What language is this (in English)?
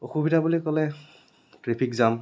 Assamese